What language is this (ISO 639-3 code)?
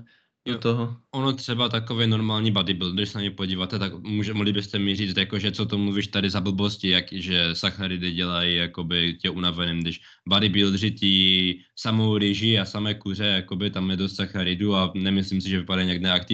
ces